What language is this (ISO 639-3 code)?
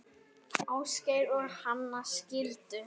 isl